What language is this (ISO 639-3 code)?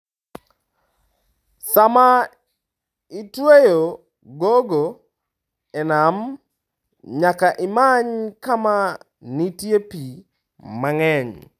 luo